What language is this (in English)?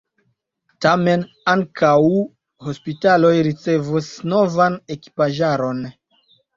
Esperanto